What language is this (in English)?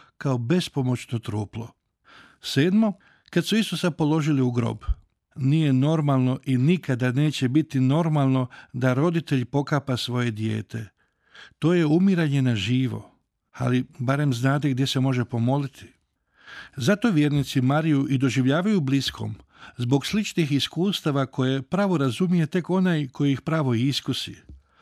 Croatian